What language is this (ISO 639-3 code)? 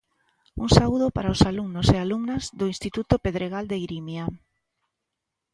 glg